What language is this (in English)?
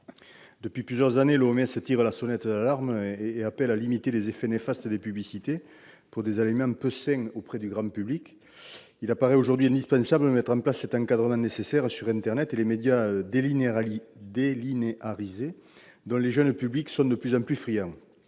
French